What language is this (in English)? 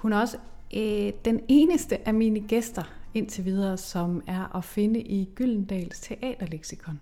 Danish